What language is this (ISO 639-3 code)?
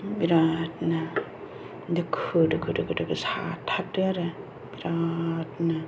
brx